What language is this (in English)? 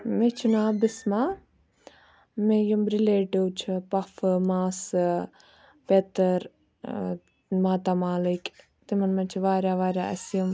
Kashmiri